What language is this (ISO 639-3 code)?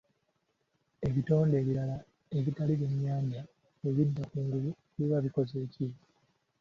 lug